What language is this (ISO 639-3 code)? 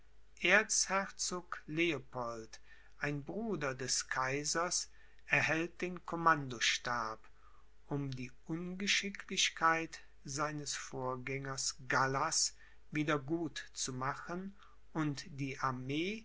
deu